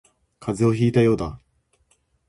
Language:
Japanese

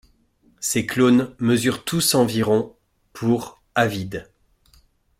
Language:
French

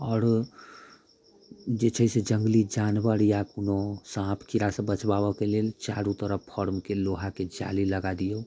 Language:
Maithili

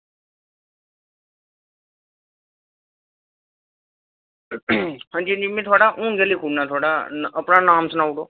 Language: Dogri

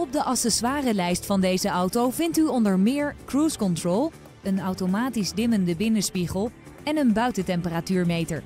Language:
Dutch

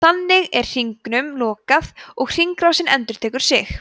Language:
Icelandic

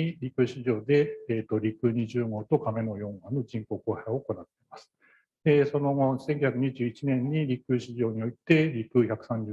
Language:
Japanese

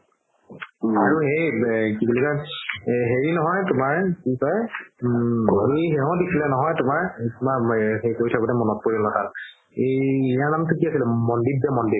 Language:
Assamese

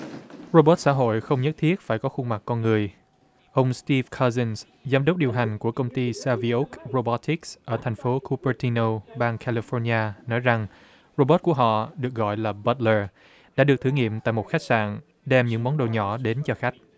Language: Vietnamese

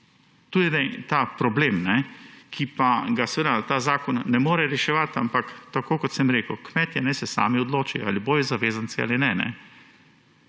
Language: Slovenian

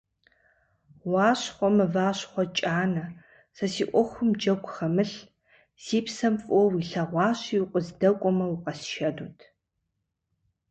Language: Kabardian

